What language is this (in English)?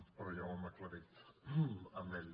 Catalan